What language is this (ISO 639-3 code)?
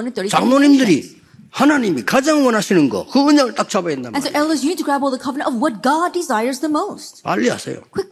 kor